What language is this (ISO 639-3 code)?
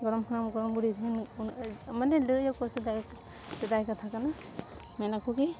sat